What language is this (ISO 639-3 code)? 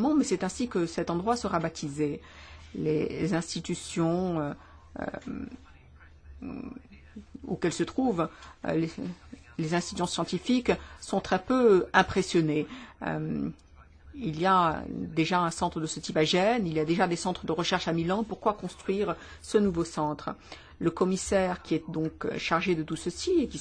fra